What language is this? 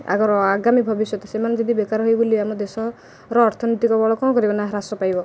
Odia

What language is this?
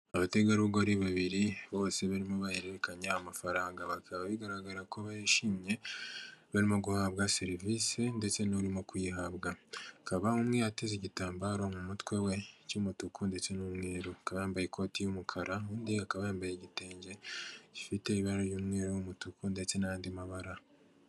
Kinyarwanda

